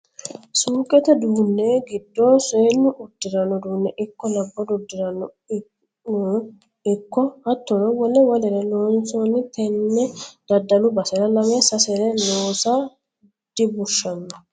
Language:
Sidamo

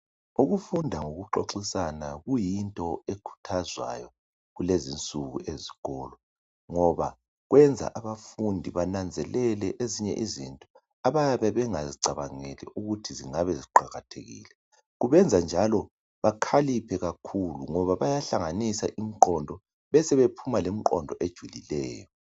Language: North Ndebele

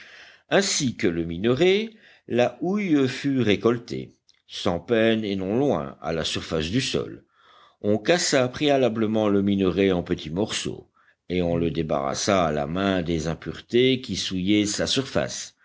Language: French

